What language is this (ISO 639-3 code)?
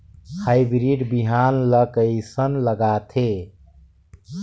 hne